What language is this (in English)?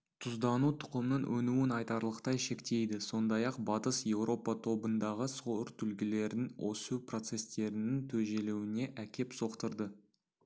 Kazakh